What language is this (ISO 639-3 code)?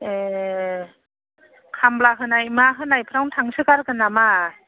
brx